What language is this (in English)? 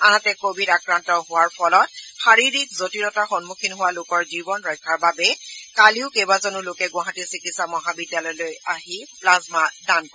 Assamese